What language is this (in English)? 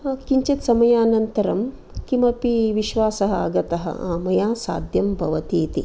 Sanskrit